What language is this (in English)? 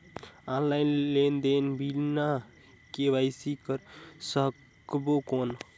Chhattisgarhi